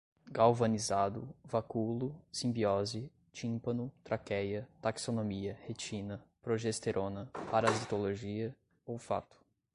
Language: Portuguese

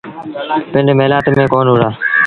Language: Sindhi Bhil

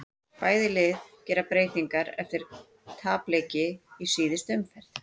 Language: Icelandic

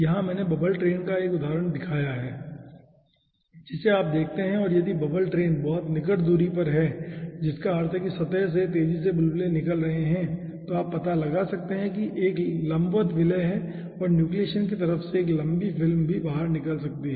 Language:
Hindi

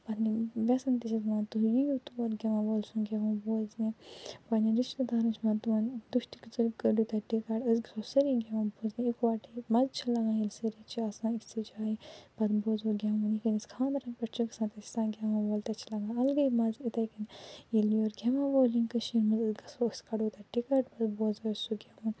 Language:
Kashmiri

